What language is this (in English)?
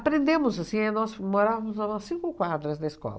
Portuguese